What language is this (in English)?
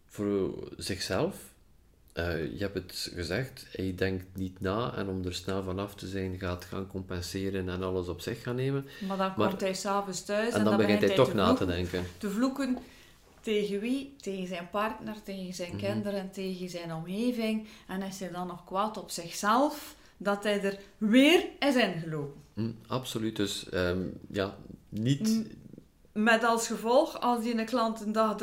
Dutch